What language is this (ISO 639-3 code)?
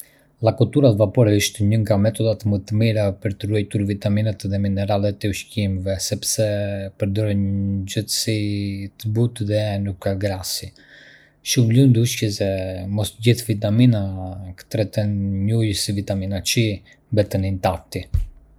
aae